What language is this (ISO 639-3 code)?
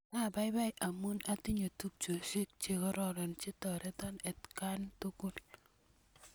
kln